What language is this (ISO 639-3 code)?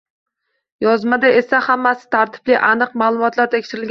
uzb